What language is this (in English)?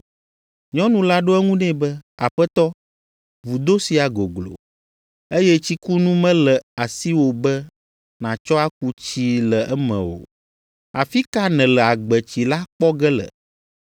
Ewe